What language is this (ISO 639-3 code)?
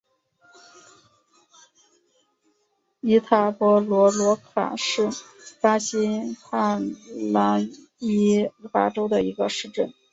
zho